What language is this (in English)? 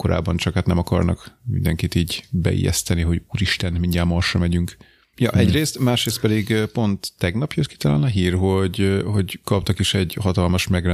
Hungarian